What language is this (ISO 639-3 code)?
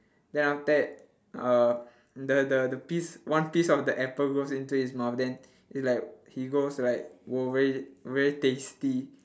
eng